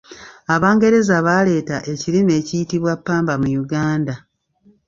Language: Ganda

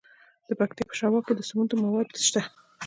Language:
Pashto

